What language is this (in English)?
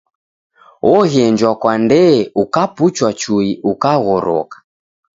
Taita